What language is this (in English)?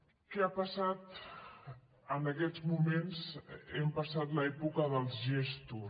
Catalan